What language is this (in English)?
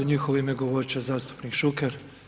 Croatian